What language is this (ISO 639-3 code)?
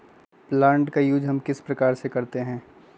mag